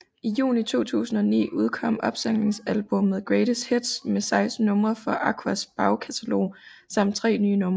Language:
Danish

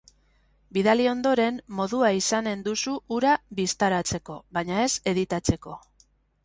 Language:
Basque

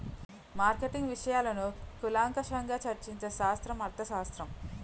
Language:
Telugu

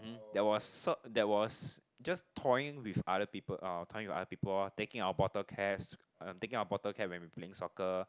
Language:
English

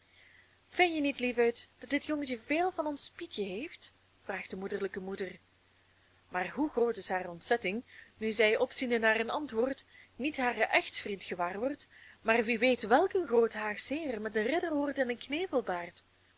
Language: Dutch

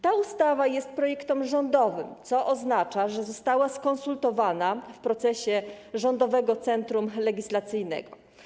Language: Polish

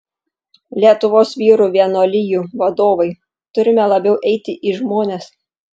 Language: Lithuanian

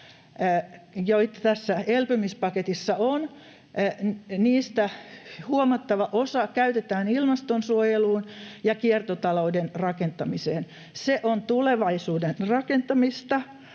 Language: Finnish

